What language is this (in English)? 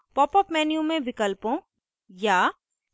Hindi